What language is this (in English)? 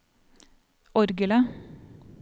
Norwegian